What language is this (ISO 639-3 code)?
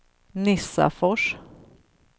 swe